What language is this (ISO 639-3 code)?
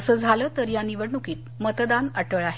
mar